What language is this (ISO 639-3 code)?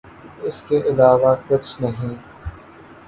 urd